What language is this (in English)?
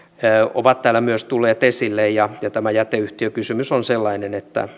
Finnish